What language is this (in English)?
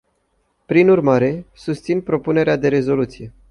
Romanian